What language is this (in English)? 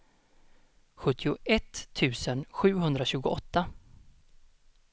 Swedish